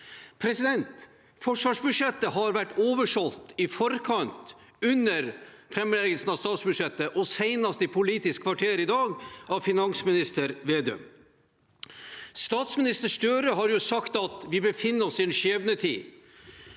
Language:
Norwegian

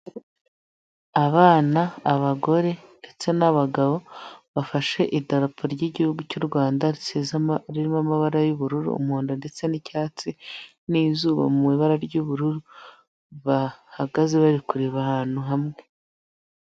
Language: Kinyarwanda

